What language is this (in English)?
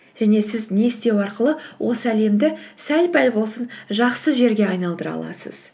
Kazakh